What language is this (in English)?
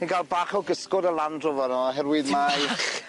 Welsh